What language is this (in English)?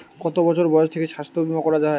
Bangla